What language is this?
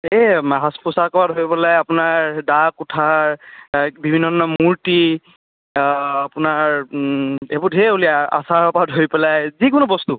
Assamese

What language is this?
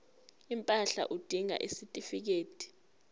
Zulu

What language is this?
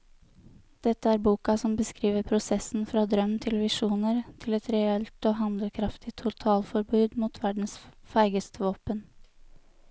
Norwegian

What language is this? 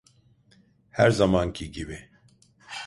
Turkish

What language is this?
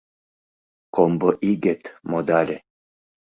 Mari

